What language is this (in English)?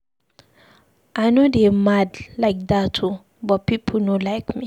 Nigerian Pidgin